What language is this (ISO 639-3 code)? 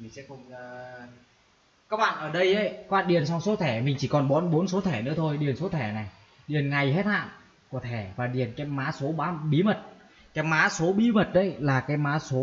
vie